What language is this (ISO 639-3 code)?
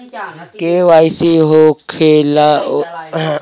bho